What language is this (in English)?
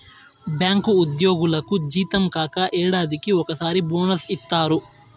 Telugu